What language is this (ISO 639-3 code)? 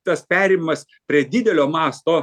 lit